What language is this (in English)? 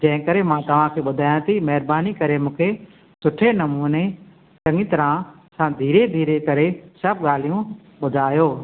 Sindhi